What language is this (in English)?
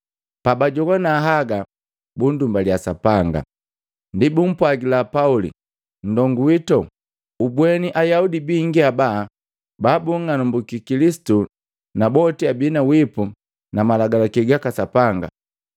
Matengo